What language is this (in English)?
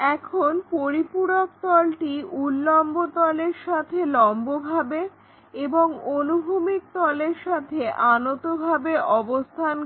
Bangla